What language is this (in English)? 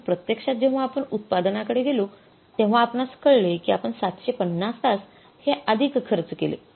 Marathi